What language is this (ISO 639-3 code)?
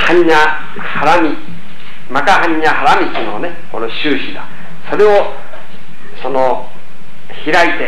jpn